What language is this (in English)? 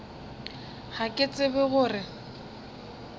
Northern Sotho